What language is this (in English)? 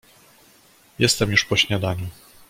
Polish